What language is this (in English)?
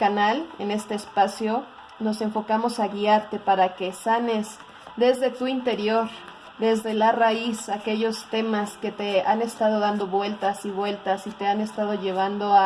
Spanish